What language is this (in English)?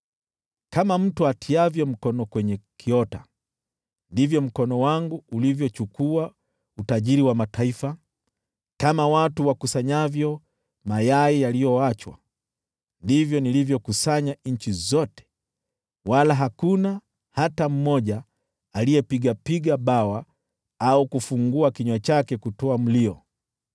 Swahili